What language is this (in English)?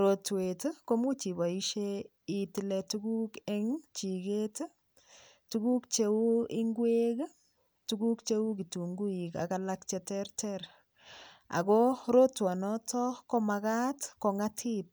Kalenjin